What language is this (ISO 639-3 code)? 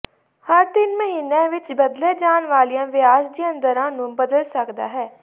pan